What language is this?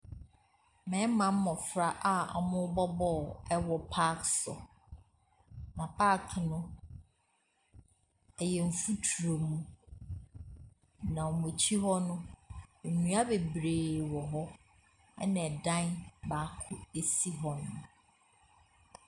Akan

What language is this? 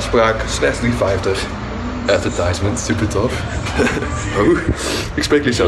Dutch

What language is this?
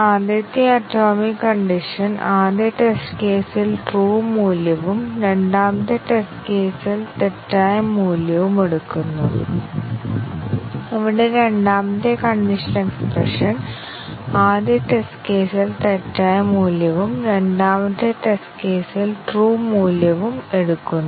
Malayalam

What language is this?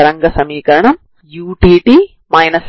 Telugu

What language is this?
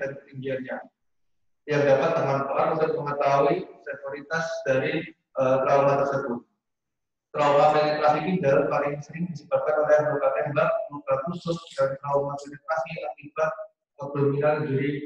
Indonesian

